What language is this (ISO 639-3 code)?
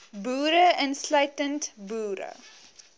afr